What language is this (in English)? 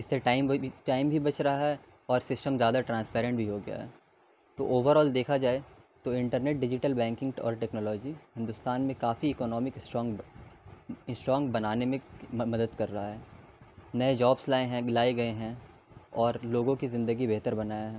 Urdu